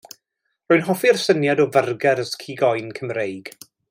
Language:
Welsh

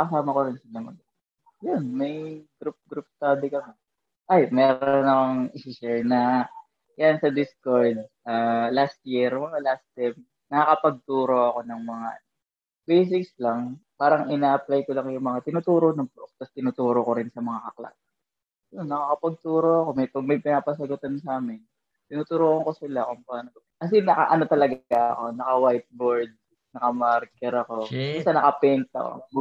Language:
Filipino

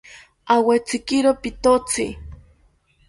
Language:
South Ucayali Ashéninka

